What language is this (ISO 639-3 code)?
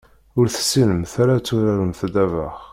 kab